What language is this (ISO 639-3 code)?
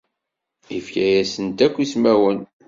kab